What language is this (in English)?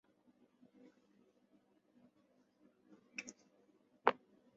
Chinese